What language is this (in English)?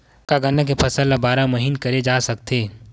Chhattisgarhi